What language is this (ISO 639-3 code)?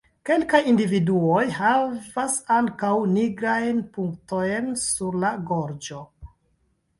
epo